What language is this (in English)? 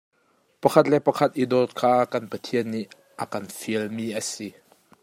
Hakha Chin